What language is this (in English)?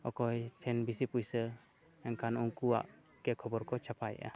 Santali